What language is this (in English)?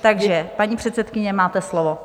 Czech